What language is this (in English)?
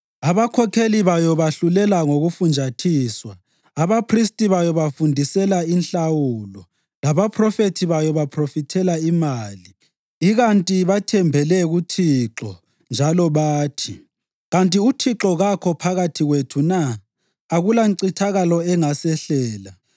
North Ndebele